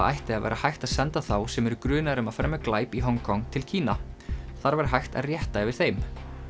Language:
Icelandic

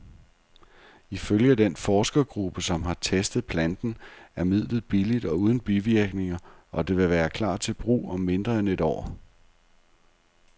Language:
Danish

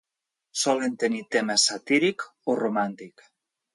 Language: Catalan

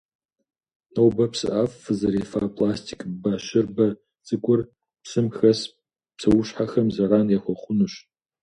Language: Kabardian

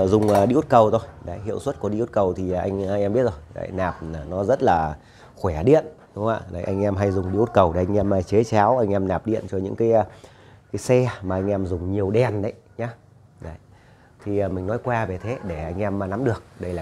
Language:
Vietnamese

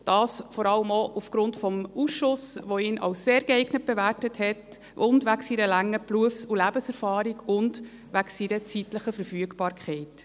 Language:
Swiss German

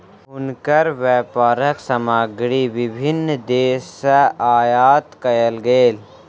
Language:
Maithili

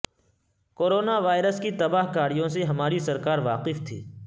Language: Urdu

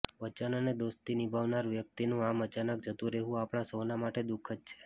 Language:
Gujarati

